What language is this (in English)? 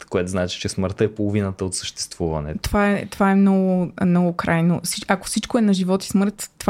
Bulgarian